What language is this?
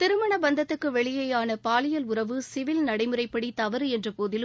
Tamil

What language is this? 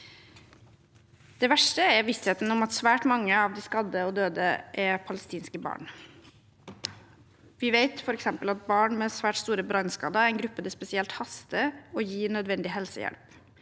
Norwegian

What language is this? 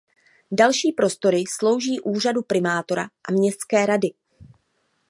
Czech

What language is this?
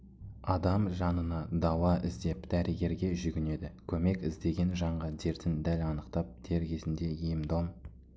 Kazakh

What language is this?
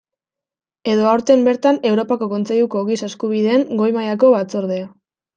Basque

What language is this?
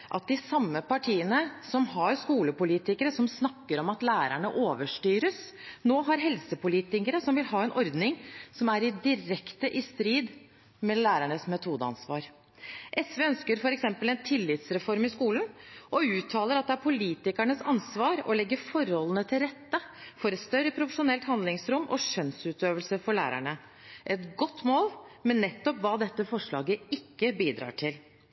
Norwegian Bokmål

